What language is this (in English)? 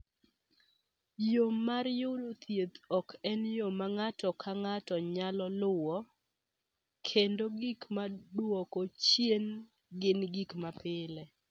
Luo (Kenya and Tanzania)